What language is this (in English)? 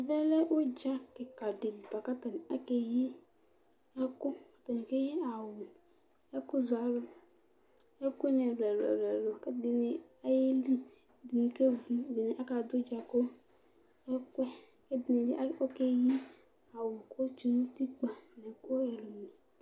Ikposo